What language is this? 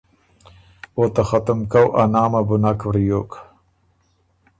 Ormuri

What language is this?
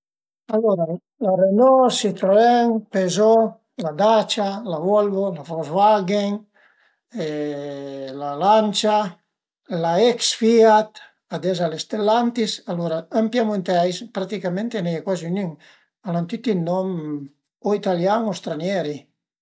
Piedmontese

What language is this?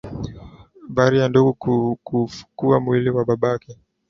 Swahili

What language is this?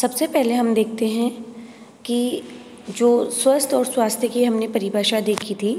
Hindi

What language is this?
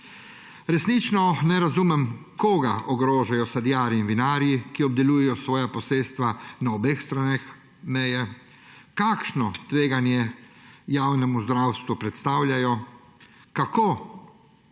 Slovenian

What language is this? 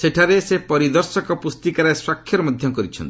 Odia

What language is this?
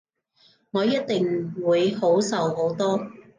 Cantonese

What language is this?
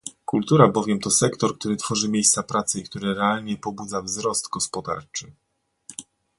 Polish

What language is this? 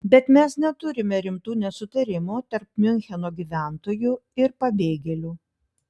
Lithuanian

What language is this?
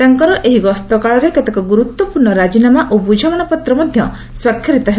Odia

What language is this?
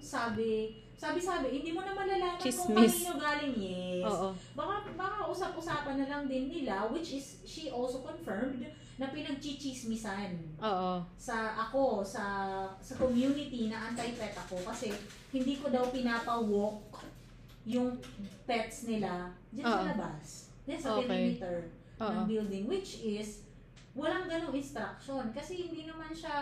Filipino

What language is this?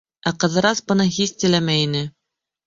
Bashkir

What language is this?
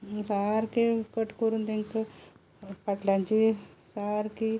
Konkani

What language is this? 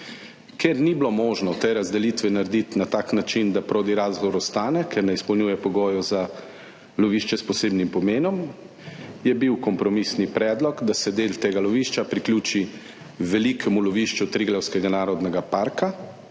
Slovenian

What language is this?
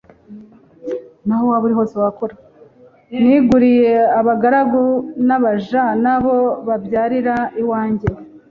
Kinyarwanda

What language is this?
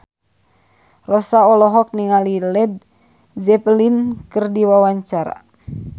Sundanese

